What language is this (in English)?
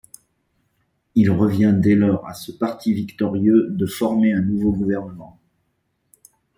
French